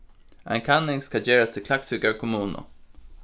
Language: Faroese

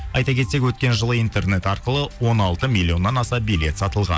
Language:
Kazakh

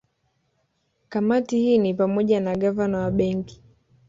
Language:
Swahili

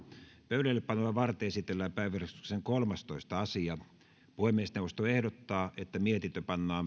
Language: Finnish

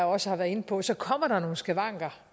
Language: Danish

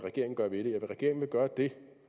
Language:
Danish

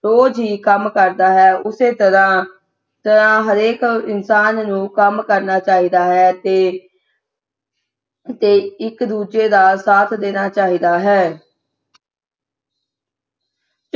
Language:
Punjabi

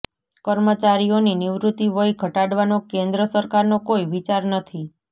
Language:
Gujarati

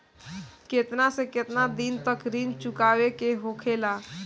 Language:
Bhojpuri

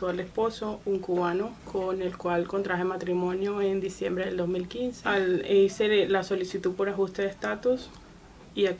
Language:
Spanish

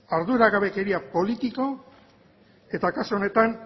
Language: Basque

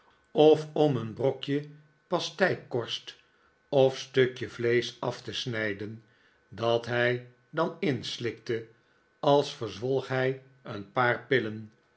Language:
Dutch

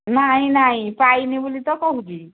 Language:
Odia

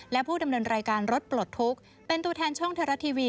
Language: Thai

